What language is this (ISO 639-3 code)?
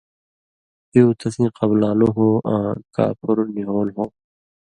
mvy